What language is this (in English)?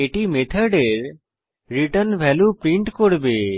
Bangla